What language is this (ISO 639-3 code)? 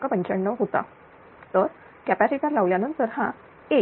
mar